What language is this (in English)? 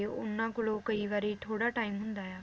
Punjabi